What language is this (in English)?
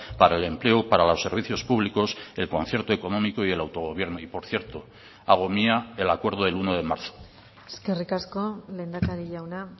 Spanish